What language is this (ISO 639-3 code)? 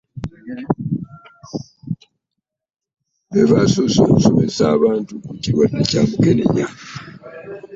lug